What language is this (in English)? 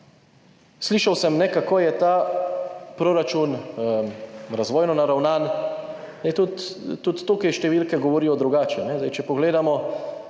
Slovenian